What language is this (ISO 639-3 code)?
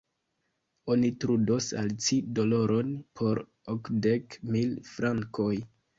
epo